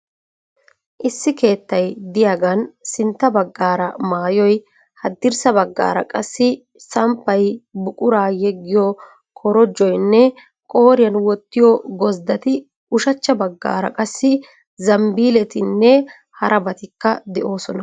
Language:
Wolaytta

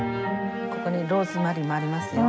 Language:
Japanese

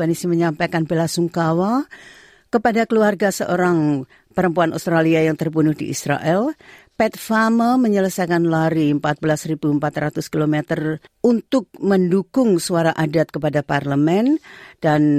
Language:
Indonesian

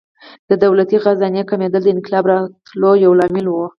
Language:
Pashto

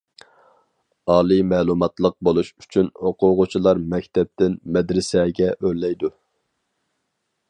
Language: Uyghur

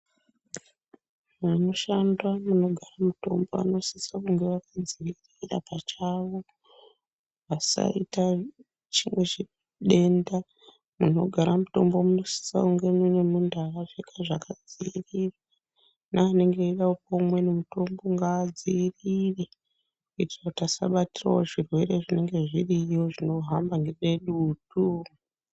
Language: Ndau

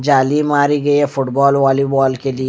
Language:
Hindi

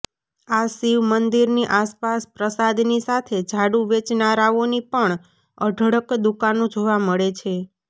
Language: Gujarati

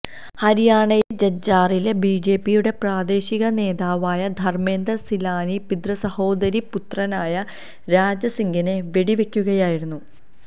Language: Malayalam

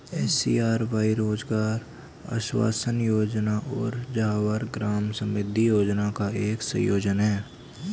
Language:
Hindi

